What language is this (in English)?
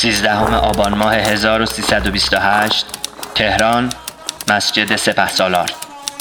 Persian